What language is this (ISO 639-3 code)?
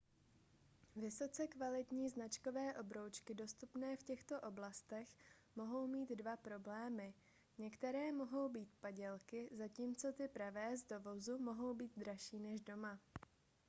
ces